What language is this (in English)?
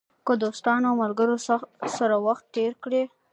Pashto